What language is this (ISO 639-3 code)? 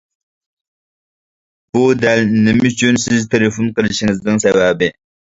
uig